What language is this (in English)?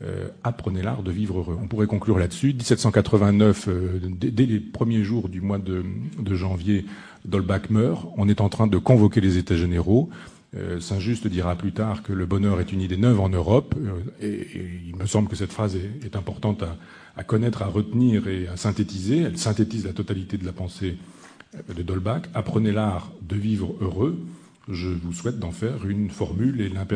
French